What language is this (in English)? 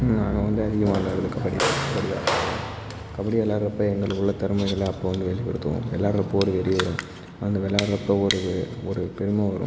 Tamil